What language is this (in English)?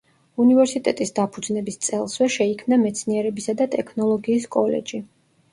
Georgian